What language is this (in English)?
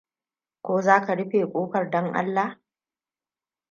Hausa